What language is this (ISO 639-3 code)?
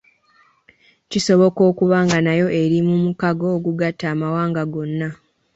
lug